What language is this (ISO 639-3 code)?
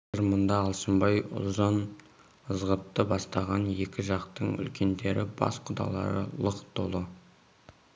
kaz